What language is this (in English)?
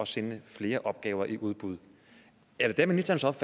Danish